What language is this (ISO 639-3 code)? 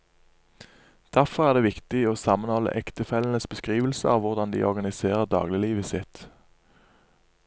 nor